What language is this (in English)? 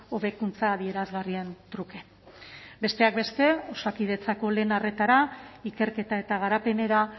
Basque